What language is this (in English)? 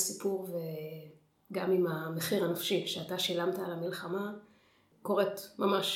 Hebrew